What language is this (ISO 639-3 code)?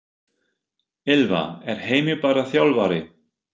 isl